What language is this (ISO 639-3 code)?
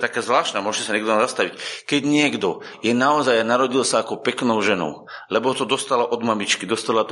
slk